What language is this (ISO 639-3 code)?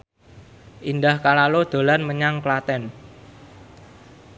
jav